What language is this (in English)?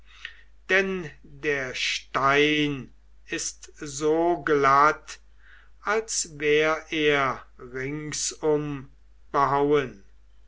German